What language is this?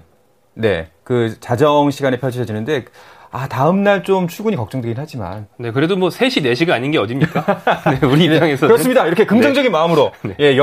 Korean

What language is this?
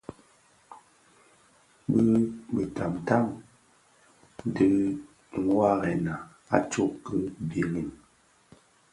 Bafia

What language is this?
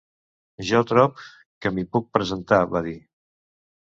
Catalan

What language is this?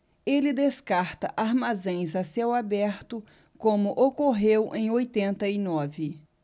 Portuguese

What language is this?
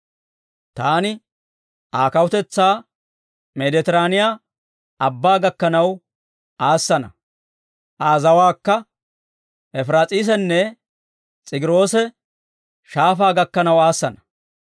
Dawro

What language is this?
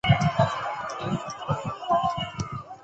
Chinese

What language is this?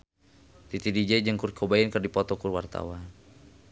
Sundanese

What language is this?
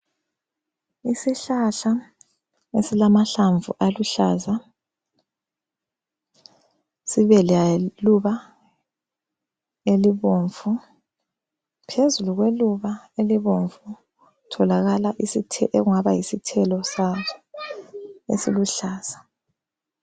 North Ndebele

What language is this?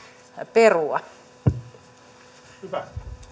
Finnish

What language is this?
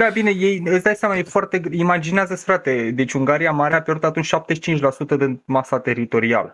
Romanian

